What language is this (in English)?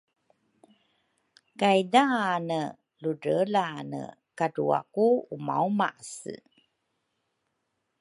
Rukai